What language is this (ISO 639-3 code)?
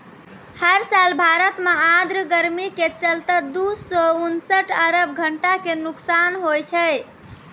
mai